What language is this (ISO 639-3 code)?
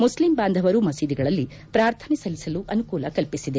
kan